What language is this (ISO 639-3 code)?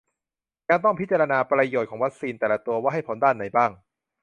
tha